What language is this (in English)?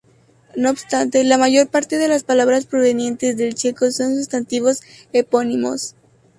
Spanish